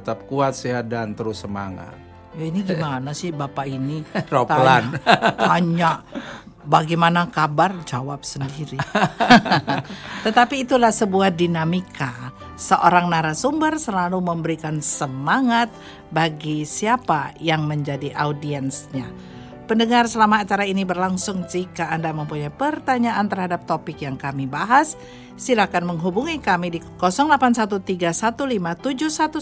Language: Indonesian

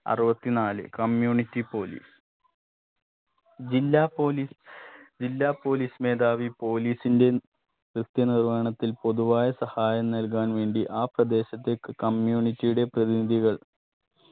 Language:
Malayalam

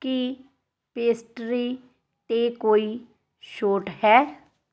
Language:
Punjabi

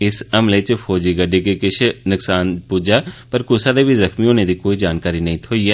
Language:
Dogri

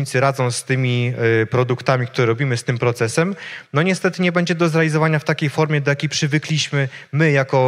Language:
Polish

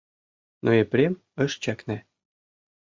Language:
Mari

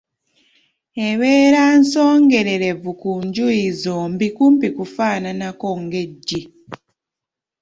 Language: Ganda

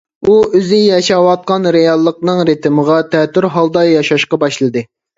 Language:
Uyghur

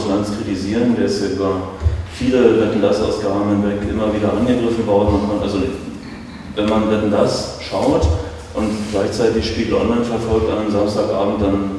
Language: German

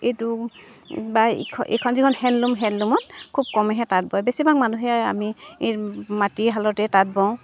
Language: Assamese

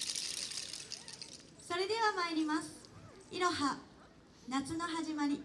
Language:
Japanese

